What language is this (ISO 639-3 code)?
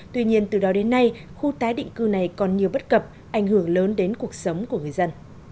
vie